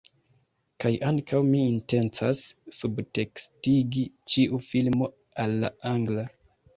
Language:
Esperanto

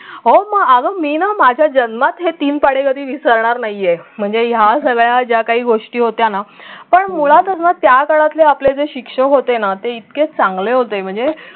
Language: Marathi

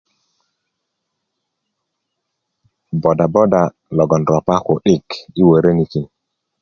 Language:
Kuku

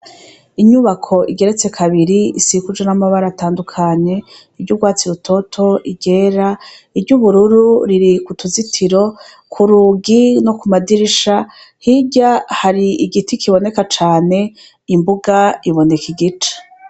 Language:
Rundi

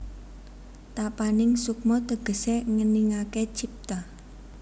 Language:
Javanese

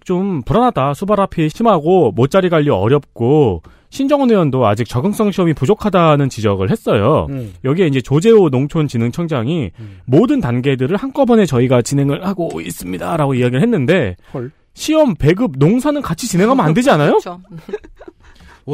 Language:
Korean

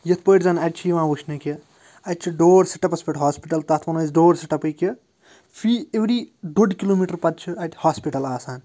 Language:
Kashmiri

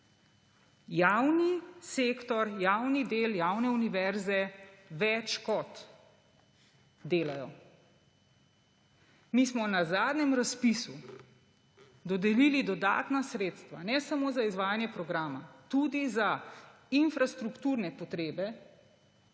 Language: Slovenian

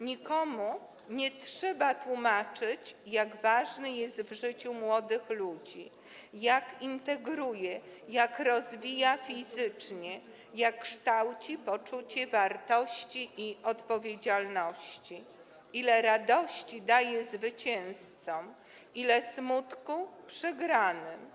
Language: Polish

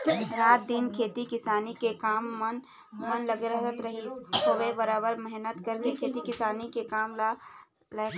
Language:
Chhattisgarhi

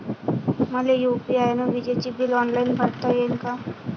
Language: Marathi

